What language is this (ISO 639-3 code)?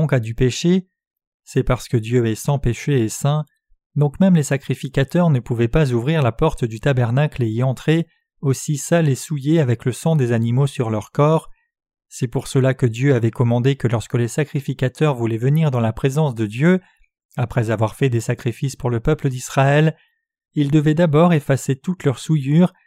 fra